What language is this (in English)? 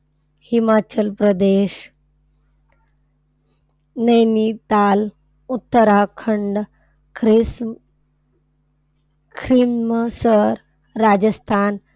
Marathi